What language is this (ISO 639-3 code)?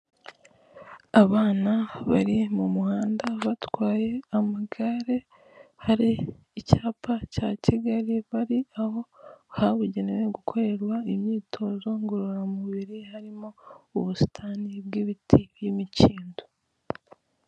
kin